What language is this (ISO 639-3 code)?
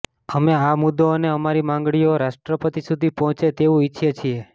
guj